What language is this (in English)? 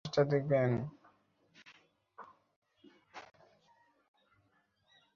Bangla